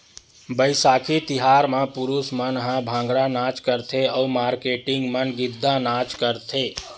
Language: Chhattisgarhi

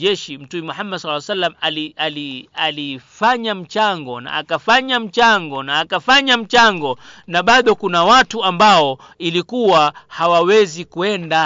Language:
Swahili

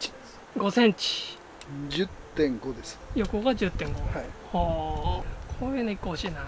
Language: Japanese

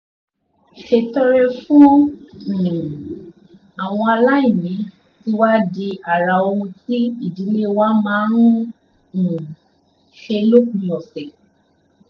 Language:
Yoruba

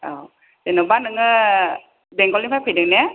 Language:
Bodo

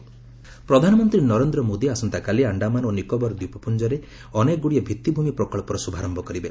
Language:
Odia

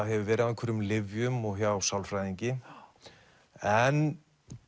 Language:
Icelandic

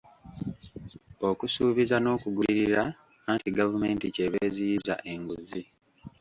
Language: Ganda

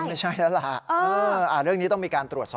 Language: Thai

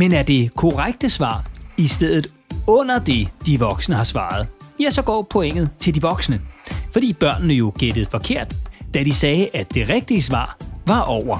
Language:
Danish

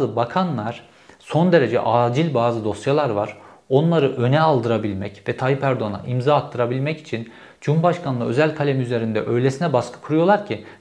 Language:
Turkish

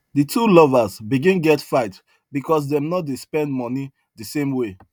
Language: Nigerian Pidgin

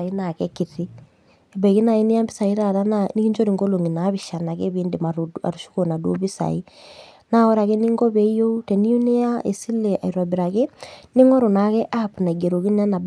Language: Masai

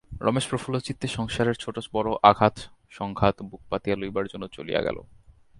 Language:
Bangla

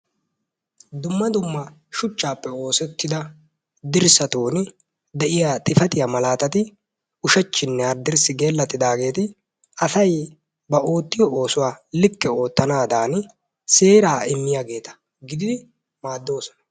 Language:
Wolaytta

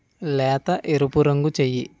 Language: Telugu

